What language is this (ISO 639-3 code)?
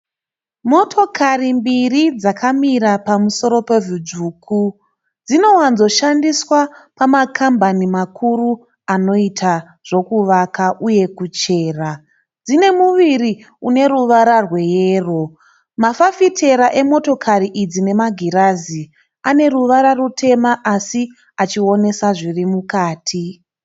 sna